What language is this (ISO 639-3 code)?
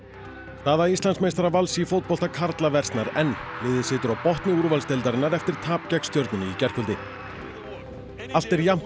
isl